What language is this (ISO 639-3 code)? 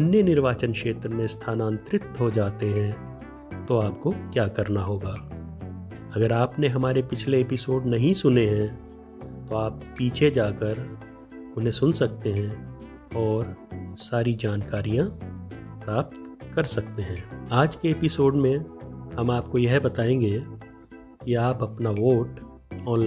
hin